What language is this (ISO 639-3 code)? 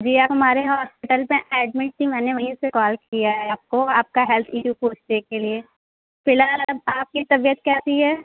urd